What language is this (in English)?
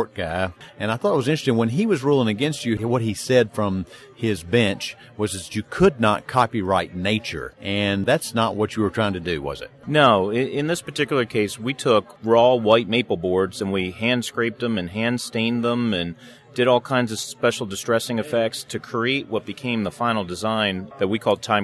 English